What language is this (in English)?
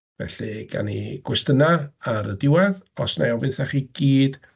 Welsh